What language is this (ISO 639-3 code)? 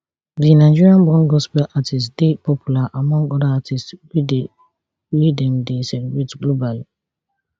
pcm